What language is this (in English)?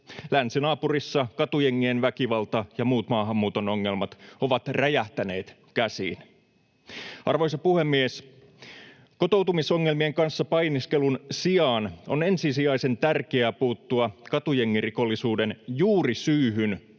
Finnish